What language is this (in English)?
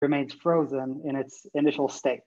Hebrew